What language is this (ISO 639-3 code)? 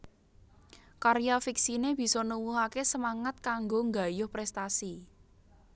jav